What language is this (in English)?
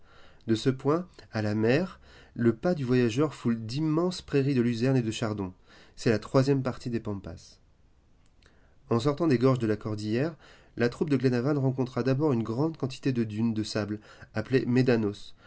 French